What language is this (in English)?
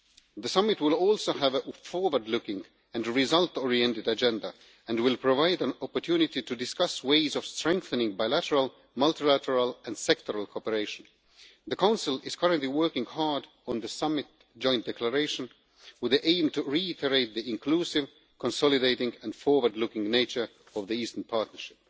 English